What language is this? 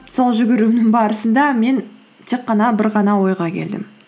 Kazakh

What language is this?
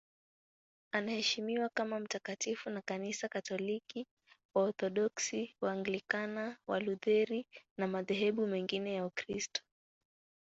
Swahili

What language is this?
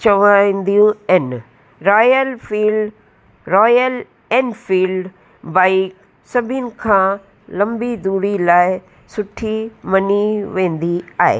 Sindhi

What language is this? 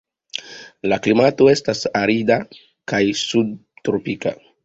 Esperanto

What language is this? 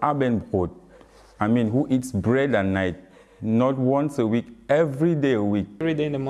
English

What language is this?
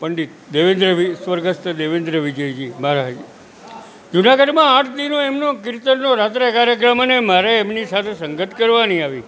Gujarati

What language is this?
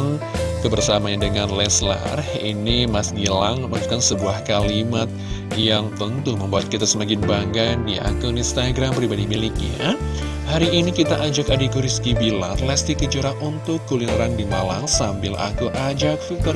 Indonesian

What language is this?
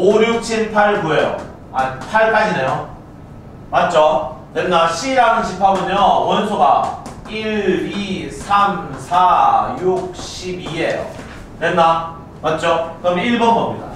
Korean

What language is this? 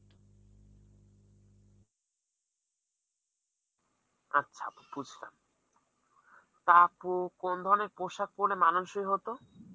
Bangla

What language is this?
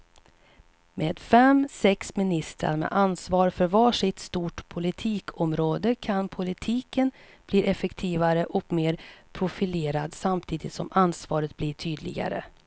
Swedish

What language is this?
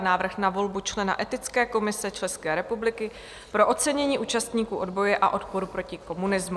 Czech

